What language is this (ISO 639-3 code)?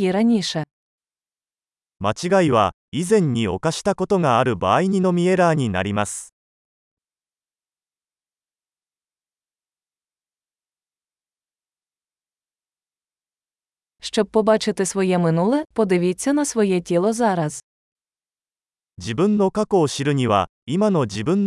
ukr